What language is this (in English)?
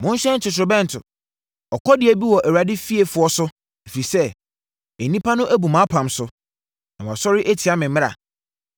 Akan